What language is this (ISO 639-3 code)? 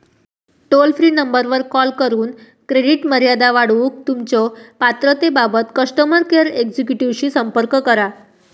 mar